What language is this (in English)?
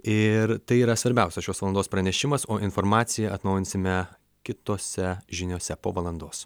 Lithuanian